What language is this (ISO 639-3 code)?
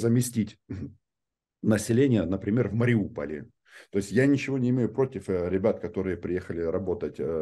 rus